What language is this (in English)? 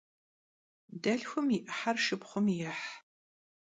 Kabardian